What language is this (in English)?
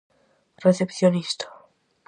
Galician